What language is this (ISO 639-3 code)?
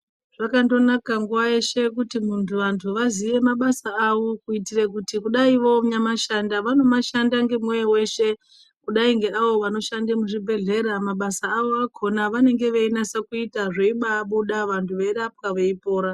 ndc